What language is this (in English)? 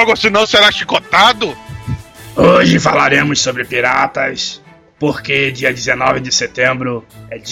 Portuguese